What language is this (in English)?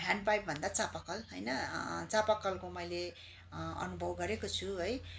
Nepali